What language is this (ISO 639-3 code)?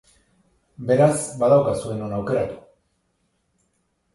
eus